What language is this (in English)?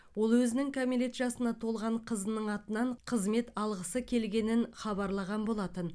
Kazakh